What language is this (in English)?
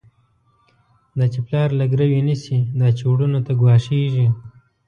Pashto